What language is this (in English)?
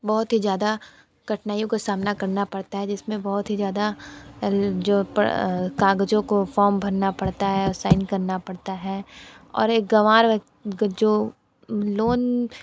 Hindi